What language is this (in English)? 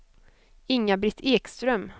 Swedish